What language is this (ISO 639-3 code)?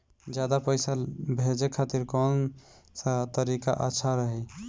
bho